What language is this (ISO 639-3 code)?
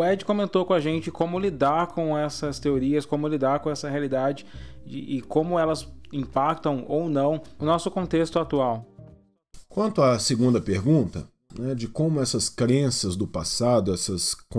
por